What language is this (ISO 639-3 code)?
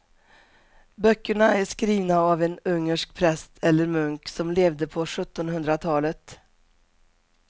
swe